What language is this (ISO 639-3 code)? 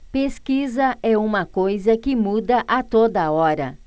por